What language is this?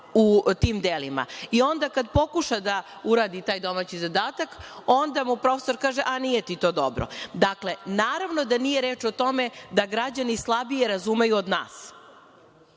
Serbian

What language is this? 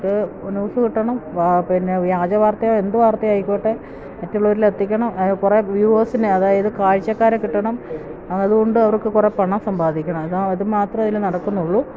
Malayalam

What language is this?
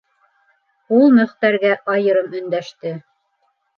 Bashkir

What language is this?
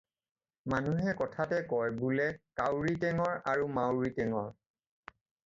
Assamese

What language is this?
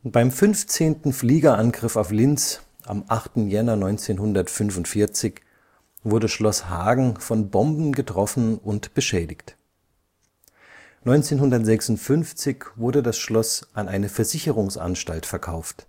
German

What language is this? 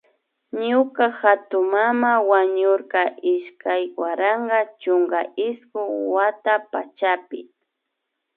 Imbabura Highland Quichua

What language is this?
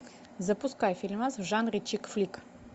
Russian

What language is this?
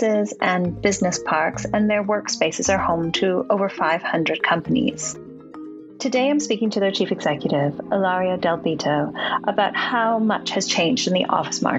English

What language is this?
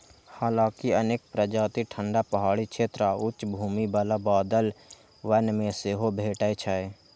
Maithili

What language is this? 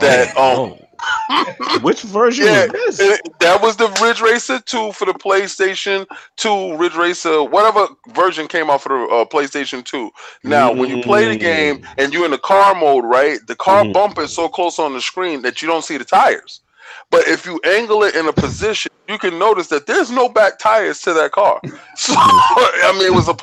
English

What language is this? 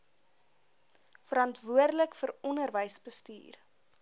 Afrikaans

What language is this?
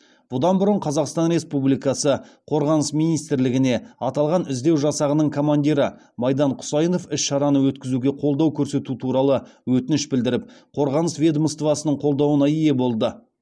Kazakh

